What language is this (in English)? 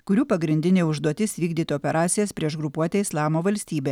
Lithuanian